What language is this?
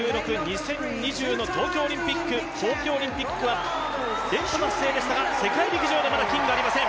Japanese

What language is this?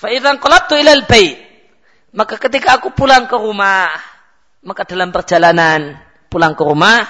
Malay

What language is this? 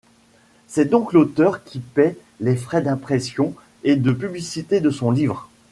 French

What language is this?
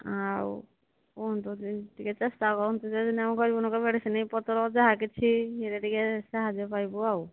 Odia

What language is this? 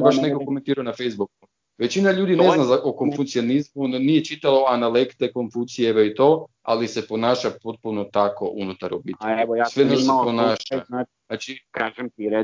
Croatian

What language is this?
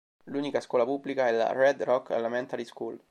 Italian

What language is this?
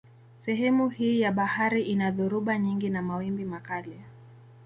Swahili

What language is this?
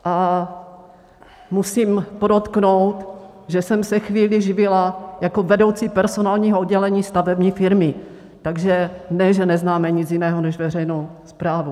Czech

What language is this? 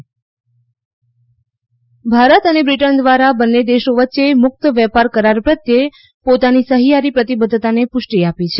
Gujarati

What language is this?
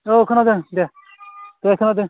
Bodo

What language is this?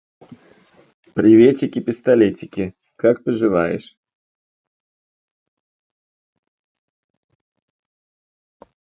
Russian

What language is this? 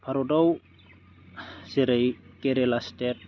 Bodo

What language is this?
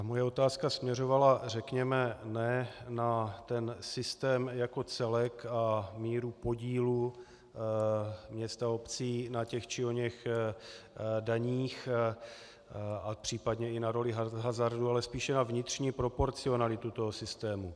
Czech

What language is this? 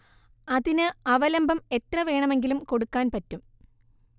Malayalam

